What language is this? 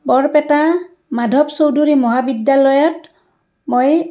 Assamese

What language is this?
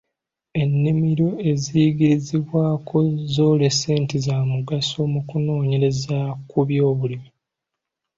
Ganda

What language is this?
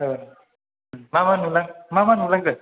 Bodo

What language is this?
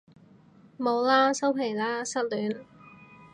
Cantonese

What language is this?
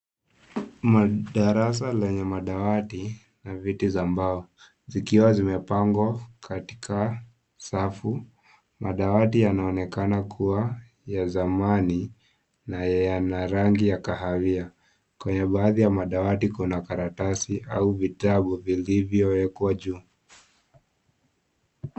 Swahili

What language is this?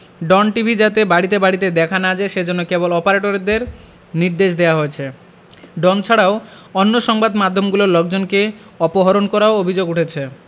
Bangla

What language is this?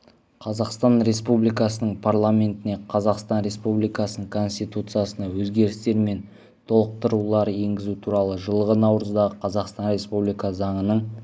Kazakh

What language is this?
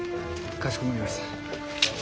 Japanese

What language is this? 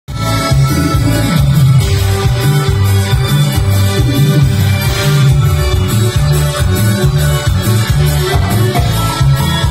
Arabic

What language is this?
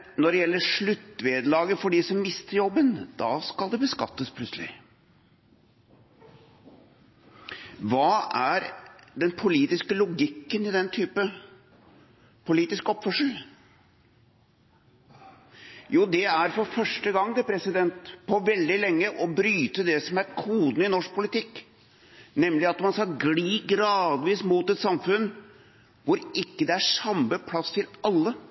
Norwegian Bokmål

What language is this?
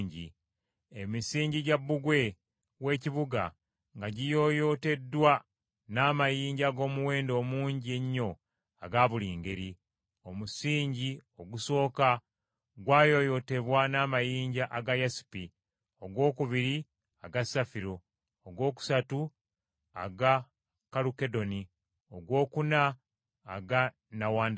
Ganda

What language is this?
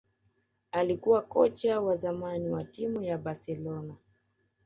Swahili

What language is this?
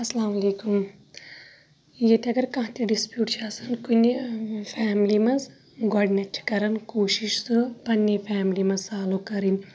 Kashmiri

